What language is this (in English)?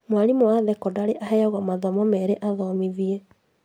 Kikuyu